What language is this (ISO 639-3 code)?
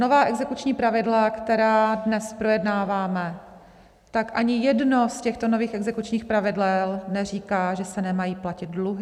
ces